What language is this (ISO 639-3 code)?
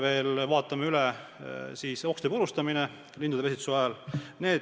est